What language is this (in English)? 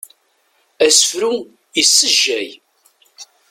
Kabyle